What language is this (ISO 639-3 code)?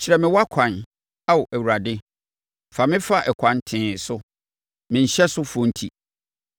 aka